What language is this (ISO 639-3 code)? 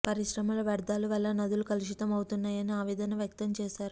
tel